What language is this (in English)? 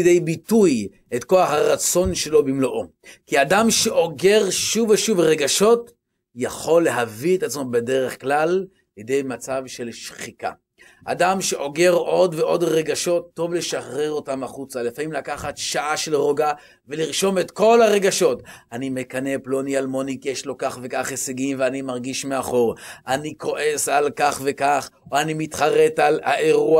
Hebrew